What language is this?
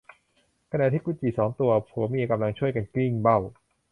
Thai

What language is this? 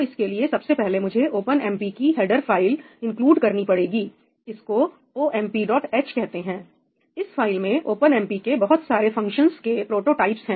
Hindi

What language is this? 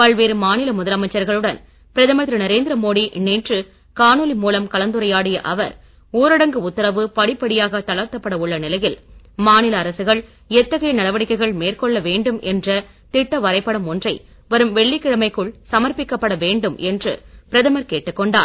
Tamil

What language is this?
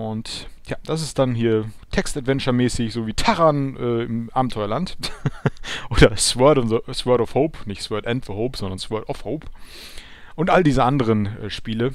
German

